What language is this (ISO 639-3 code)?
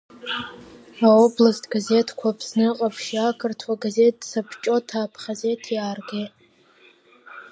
abk